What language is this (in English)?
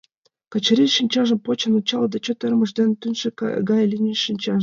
Mari